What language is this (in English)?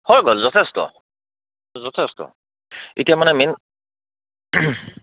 Assamese